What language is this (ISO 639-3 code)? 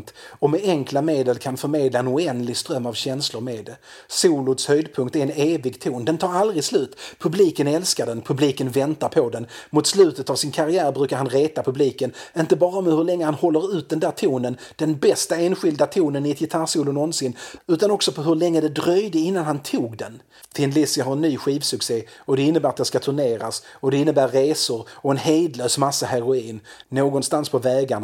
swe